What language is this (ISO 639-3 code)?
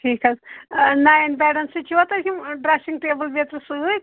kas